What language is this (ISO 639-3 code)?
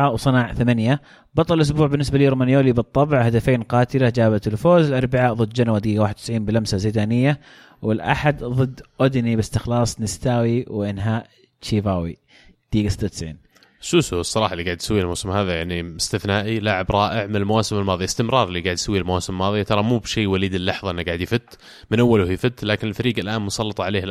ara